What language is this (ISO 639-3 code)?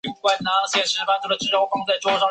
zho